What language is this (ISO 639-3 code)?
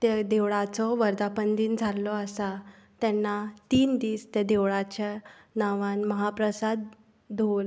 kok